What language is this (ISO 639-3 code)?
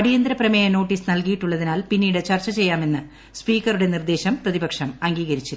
mal